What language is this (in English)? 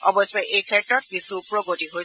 Assamese